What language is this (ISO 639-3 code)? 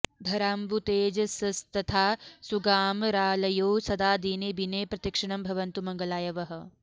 san